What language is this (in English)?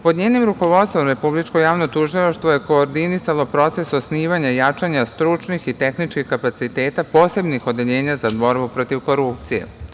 Serbian